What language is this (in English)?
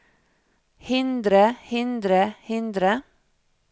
Norwegian